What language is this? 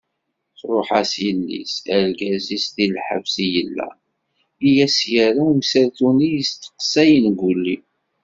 Kabyle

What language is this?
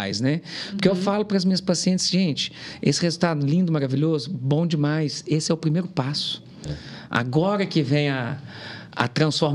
Portuguese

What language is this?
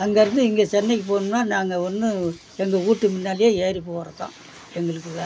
Tamil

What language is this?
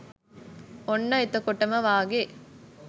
Sinhala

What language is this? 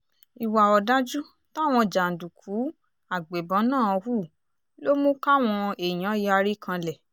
Yoruba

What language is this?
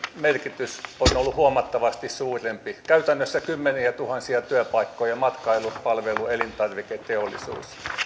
Finnish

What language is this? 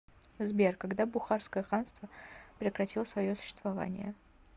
Russian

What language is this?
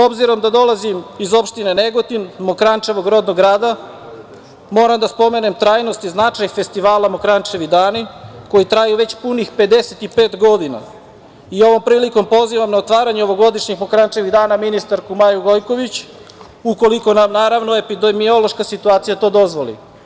Serbian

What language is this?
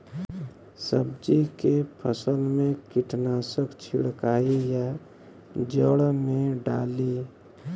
Bhojpuri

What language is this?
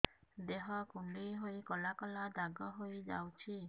Odia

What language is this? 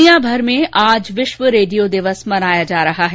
Hindi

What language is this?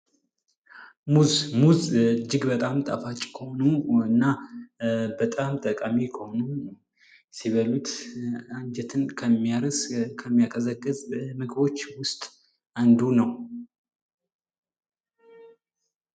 Amharic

